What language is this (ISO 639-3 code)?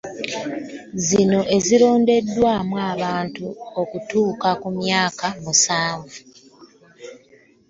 lug